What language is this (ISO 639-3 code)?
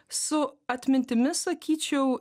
lit